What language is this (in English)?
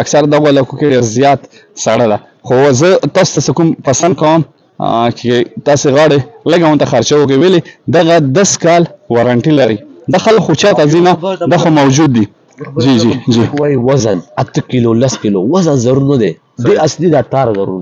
Arabic